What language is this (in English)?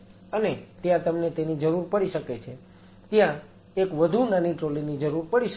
Gujarati